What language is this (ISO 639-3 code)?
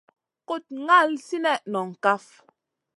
mcn